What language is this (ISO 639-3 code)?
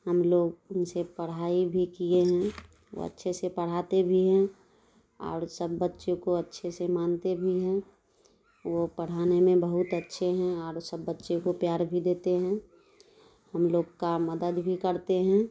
urd